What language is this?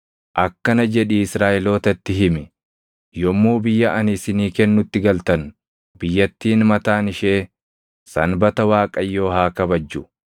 Oromo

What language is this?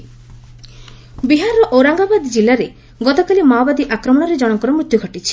Odia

